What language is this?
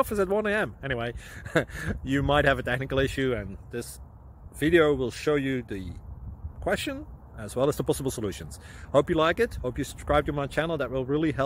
English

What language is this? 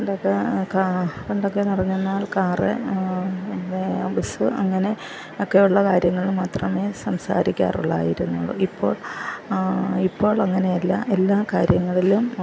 Malayalam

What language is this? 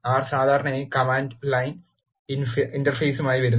Malayalam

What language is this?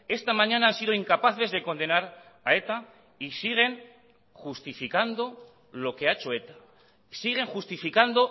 Spanish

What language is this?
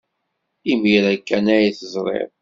Kabyle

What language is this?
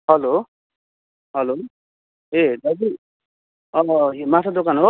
Nepali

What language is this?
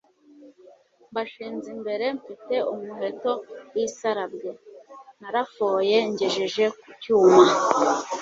Kinyarwanda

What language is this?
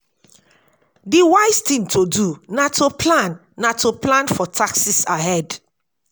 Nigerian Pidgin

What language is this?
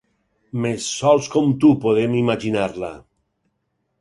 Catalan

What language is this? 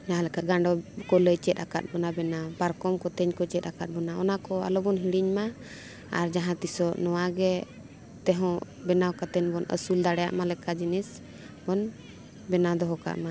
Santali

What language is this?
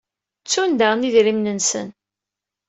Kabyle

